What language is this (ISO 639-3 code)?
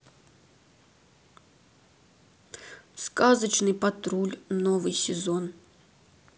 rus